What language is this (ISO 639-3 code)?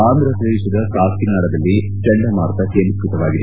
kan